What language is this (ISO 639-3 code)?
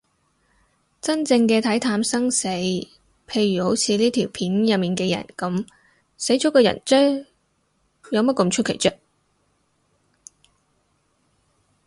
yue